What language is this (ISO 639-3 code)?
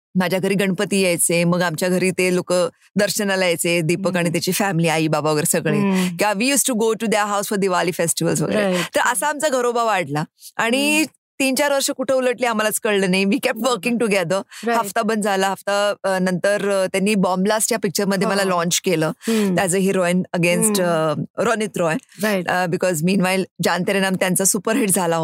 mar